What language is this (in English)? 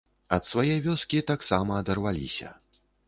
Belarusian